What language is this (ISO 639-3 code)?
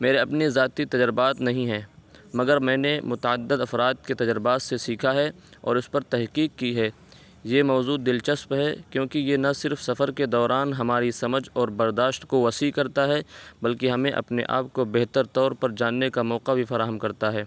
urd